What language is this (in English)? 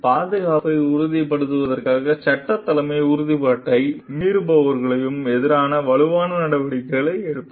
Tamil